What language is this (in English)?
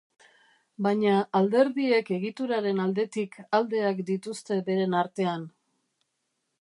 Basque